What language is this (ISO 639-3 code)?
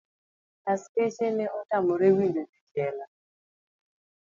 luo